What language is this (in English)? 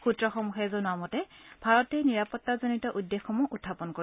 Assamese